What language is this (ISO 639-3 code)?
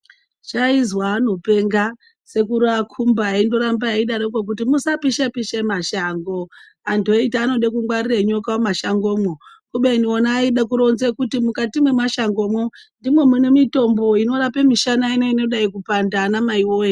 ndc